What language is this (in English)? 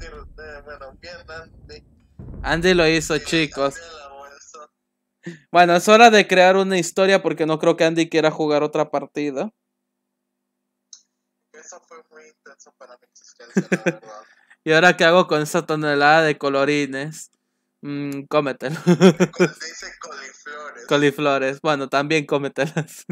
Spanish